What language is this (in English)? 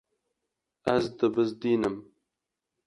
Kurdish